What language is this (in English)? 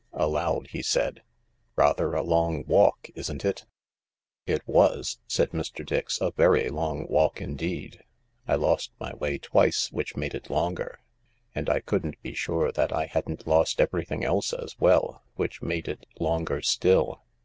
English